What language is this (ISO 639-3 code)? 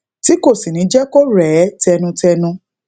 yor